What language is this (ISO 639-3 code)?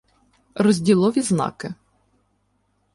ukr